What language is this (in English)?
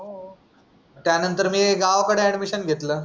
Marathi